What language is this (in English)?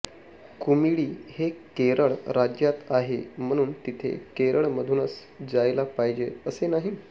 Marathi